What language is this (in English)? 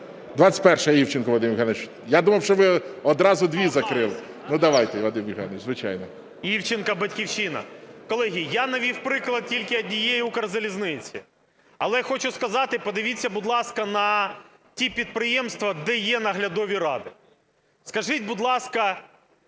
Ukrainian